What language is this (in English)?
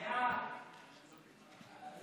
Hebrew